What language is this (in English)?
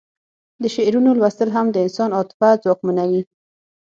Pashto